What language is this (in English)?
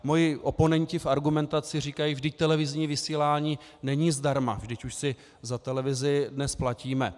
Czech